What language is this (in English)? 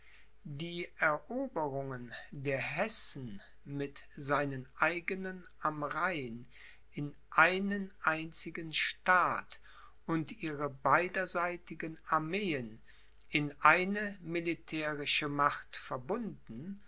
German